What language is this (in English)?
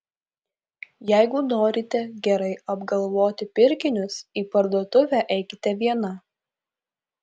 Lithuanian